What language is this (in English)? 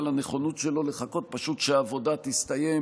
Hebrew